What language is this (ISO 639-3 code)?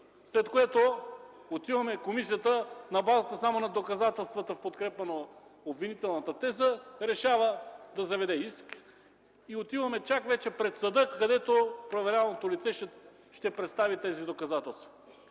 bul